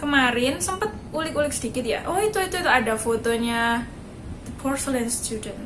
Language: Indonesian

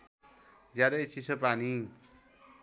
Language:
Nepali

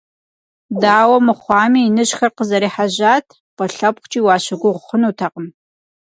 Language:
Kabardian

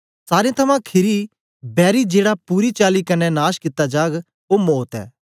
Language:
Dogri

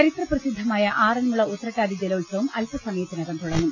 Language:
Malayalam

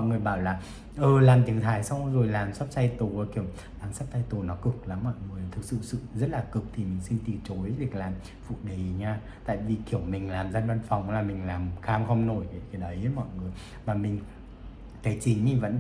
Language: Vietnamese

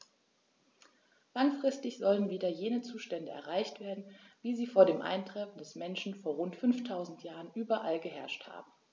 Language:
German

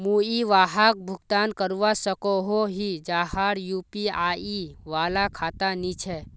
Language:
Magahi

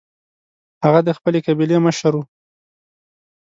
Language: Pashto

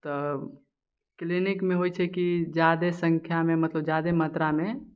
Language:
Maithili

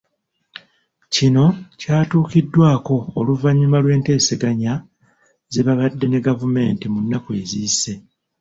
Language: Ganda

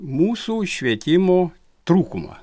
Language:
Lithuanian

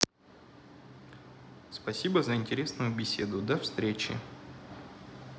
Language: Russian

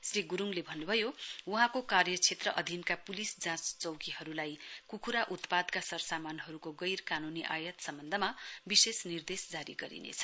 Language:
Nepali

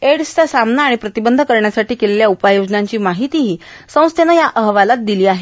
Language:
Marathi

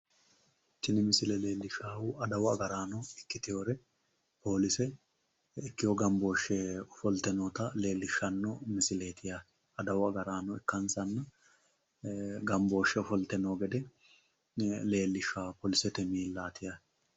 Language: Sidamo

